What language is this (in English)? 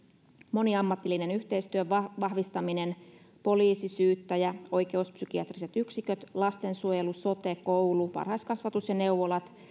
Finnish